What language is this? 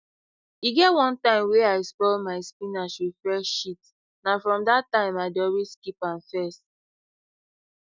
Nigerian Pidgin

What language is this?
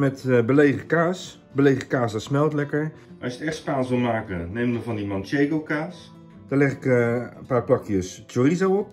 Dutch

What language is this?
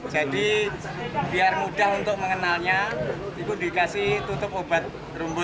Indonesian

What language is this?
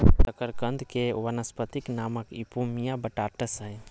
Magahi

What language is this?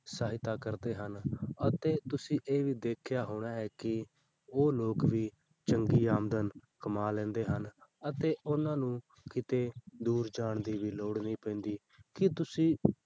Punjabi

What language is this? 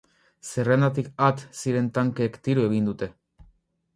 Basque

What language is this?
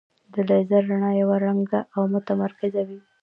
Pashto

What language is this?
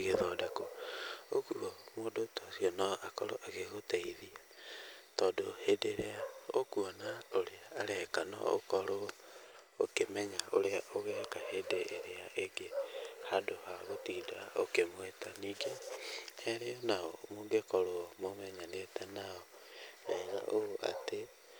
Kikuyu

